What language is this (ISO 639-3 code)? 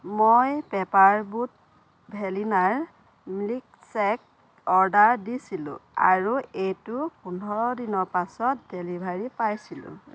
asm